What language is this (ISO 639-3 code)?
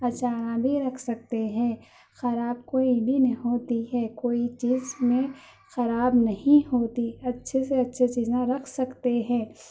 urd